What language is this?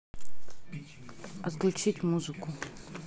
Russian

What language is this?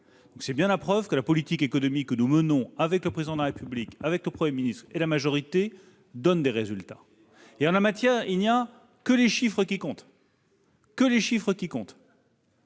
French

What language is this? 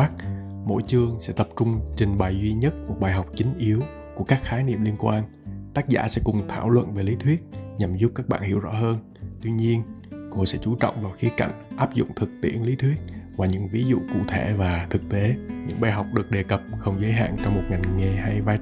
Vietnamese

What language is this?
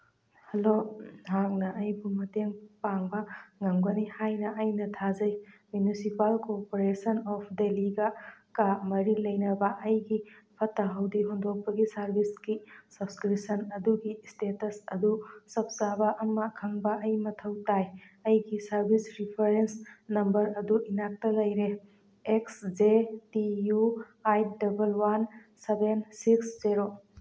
Manipuri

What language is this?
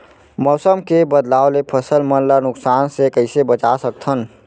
Chhattisgarhi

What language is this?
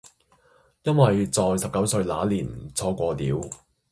Cantonese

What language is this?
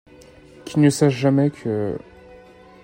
French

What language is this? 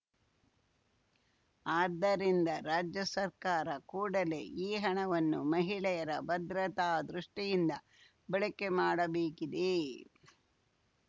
Kannada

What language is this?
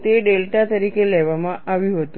Gujarati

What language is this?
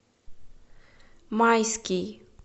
Russian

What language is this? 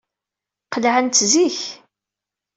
Kabyle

